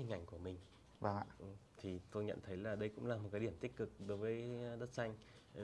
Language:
Vietnamese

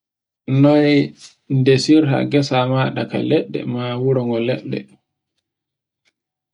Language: Borgu Fulfulde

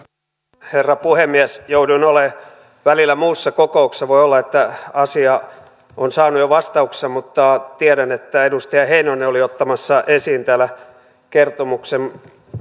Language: Finnish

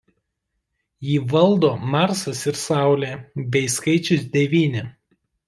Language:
Lithuanian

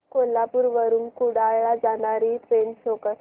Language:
Marathi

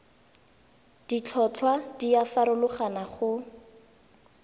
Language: Tswana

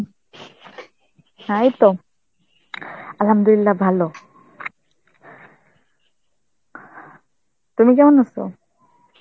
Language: Bangla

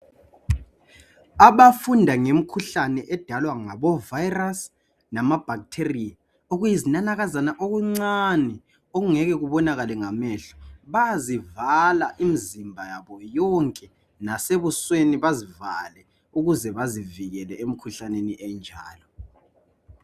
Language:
North Ndebele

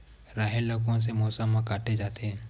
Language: Chhattisgarhi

